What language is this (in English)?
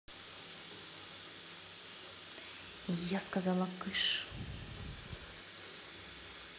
Russian